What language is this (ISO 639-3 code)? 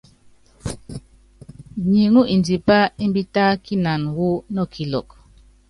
yav